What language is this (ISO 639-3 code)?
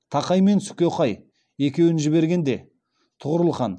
kaz